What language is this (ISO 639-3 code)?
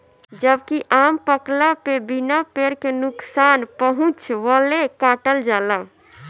bho